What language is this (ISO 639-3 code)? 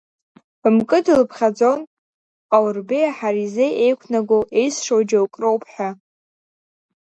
abk